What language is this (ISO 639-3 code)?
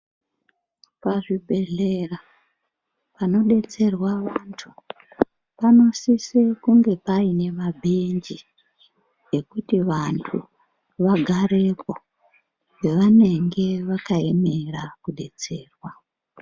ndc